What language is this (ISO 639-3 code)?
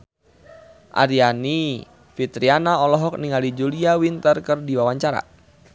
sun